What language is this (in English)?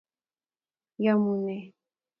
Kalenjin